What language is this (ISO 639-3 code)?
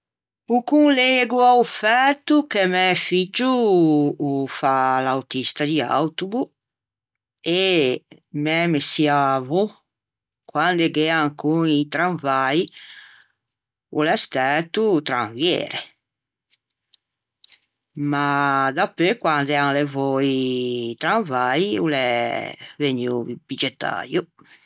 lij